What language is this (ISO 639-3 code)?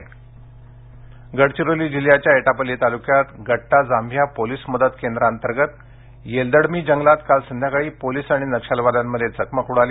mar